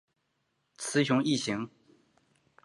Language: Chinese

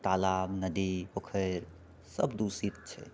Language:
Maithili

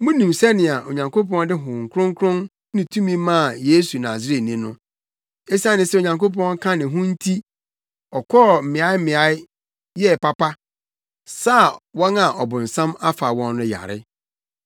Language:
Akan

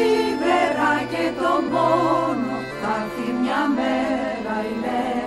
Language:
Greek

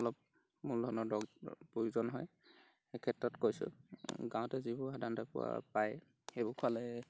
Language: Assamese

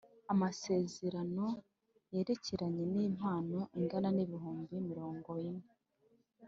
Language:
Kinyarwanda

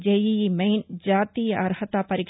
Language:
Telugu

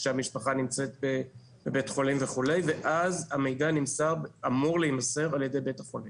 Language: Hebrew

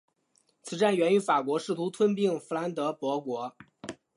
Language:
Chinese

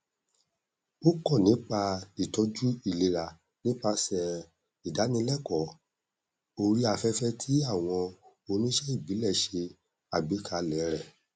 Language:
Yoruba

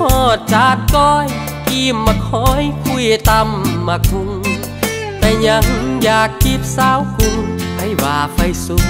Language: Thai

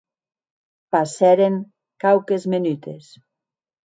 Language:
Occitan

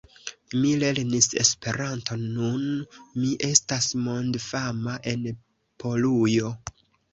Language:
Esperanto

